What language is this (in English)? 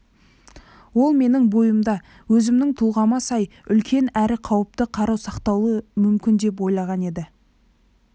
Kazakh